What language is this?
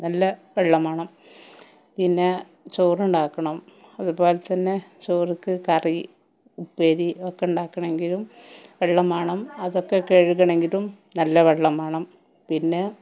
Malayalam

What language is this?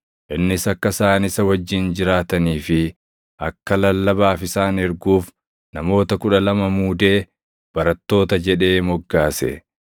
Oromo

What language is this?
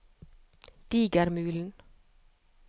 Norwegian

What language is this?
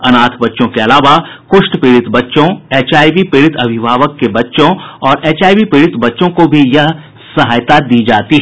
Hindi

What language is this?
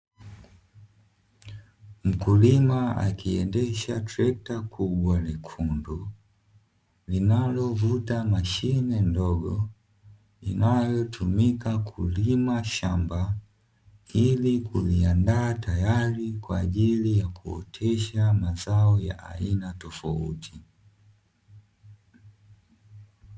Swahili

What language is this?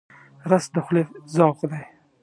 Pashto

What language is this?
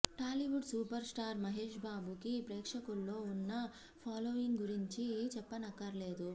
Telugu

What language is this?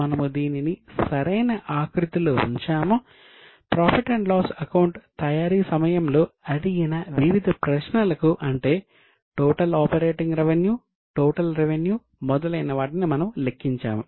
Telugu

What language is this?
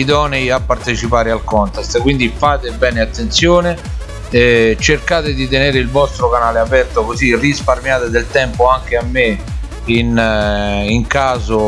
Italian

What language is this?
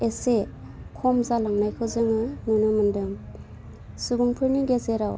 Bodo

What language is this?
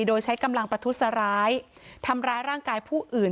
Thai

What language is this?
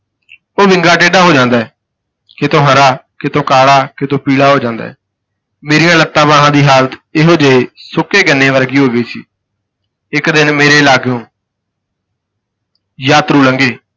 Punjabi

